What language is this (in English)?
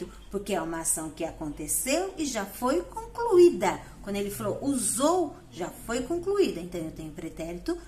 Portuguese